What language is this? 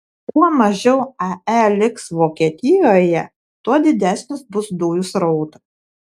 Lithuanian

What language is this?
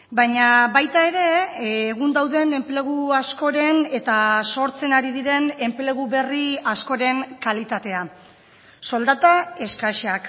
Basque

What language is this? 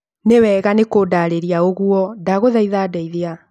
Kikuyu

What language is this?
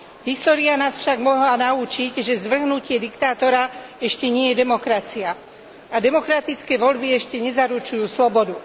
Slovak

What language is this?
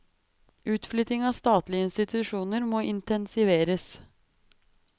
Norwegian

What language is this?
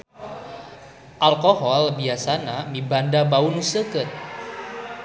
Sundanese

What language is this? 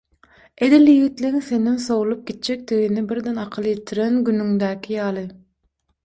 Turkmen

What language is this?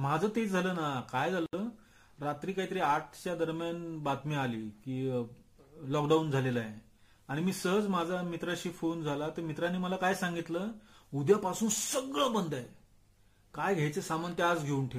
Marathi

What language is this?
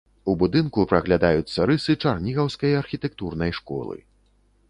Belarusian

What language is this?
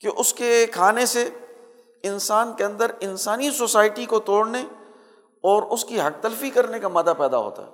Urdu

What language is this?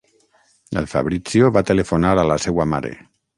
Catalan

